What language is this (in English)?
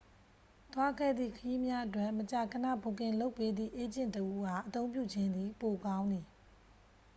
Burmese